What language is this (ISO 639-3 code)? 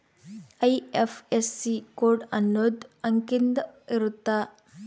kan